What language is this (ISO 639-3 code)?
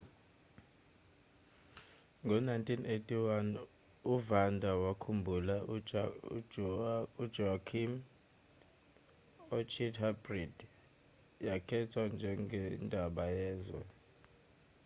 zul